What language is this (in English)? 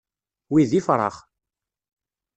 Kabyle